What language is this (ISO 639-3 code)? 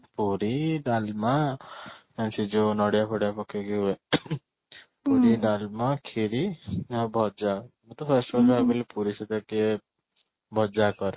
ori